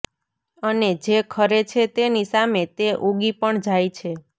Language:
Gujarati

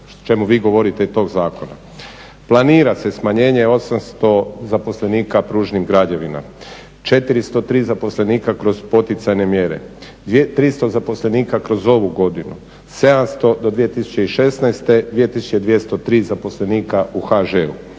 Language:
Croatian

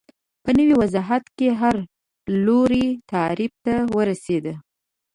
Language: Pashto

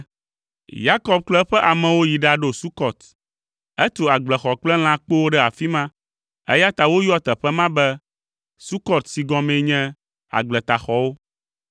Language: Ewe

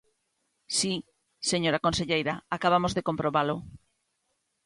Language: Galician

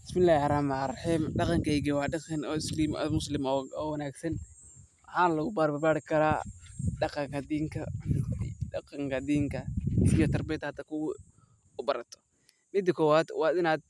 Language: Somali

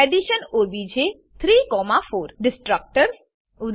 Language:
Gujarati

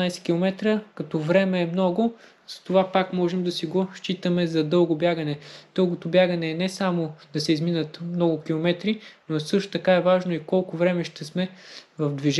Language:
Bulgarian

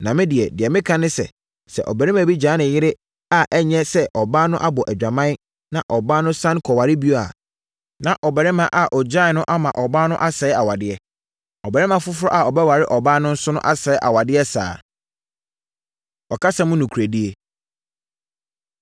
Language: Akan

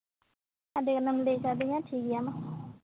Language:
Santali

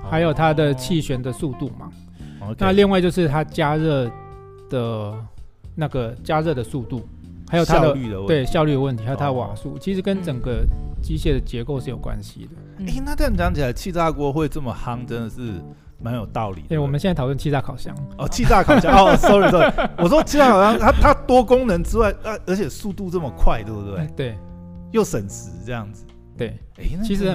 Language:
Chinese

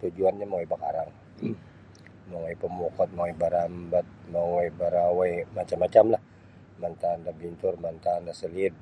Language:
Sabah Bisaya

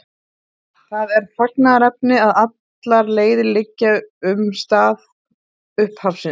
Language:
Icelandic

